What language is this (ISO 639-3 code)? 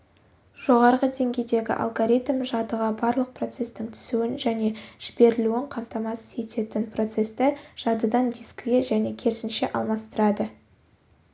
kaz